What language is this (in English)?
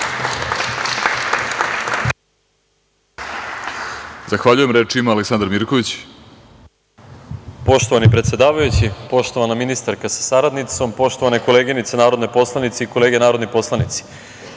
Serbian